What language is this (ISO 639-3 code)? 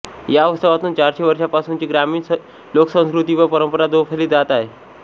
mar